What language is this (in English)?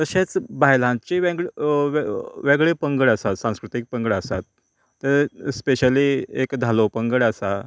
Konkani